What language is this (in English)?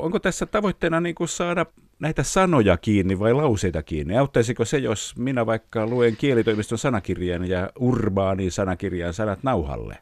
Finnish